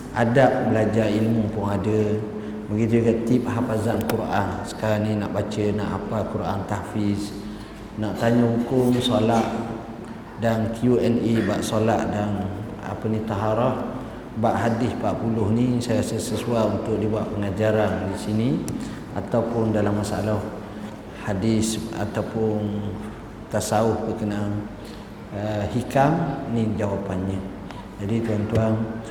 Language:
Malay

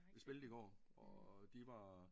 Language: Danish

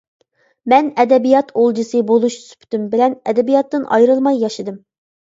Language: Uyghur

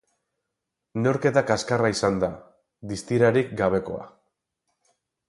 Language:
Basque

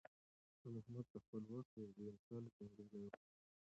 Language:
Pashto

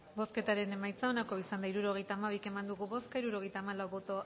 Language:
Basque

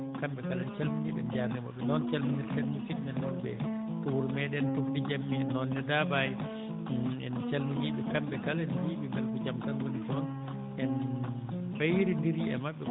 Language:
Fula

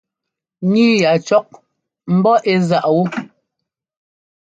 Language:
Ngomba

